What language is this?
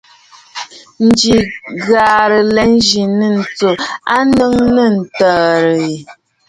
Bafut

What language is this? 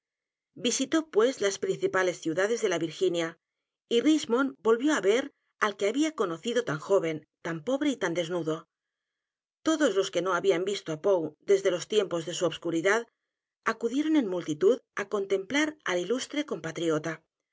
Spanish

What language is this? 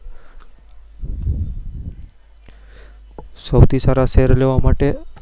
Gujarati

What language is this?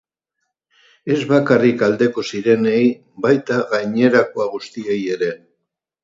Basque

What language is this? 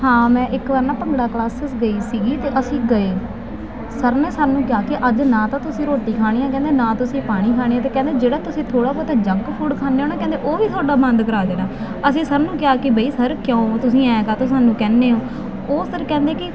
Punjabi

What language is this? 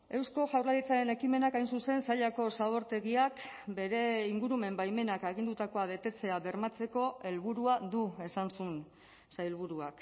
Basque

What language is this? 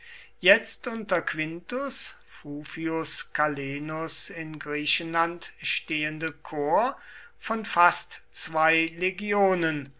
German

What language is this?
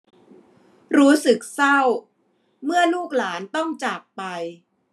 Thai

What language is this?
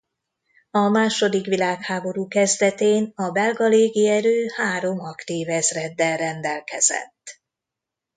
Hungarian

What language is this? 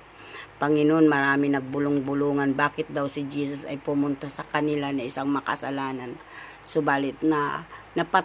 Filipino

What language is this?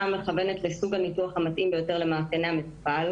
Hebrew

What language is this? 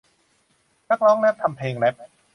Thai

